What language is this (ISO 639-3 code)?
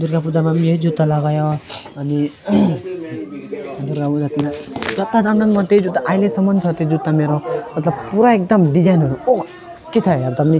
nep